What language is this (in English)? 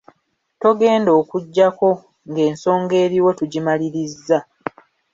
Ganda